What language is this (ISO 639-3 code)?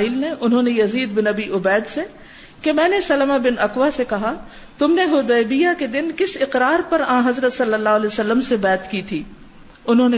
urd